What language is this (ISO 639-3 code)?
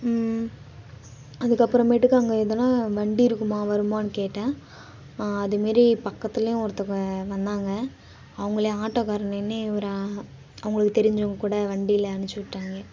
tam